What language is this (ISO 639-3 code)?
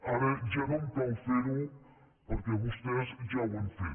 cat